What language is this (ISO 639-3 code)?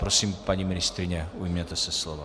ces